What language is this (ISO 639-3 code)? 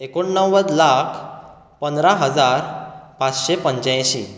kok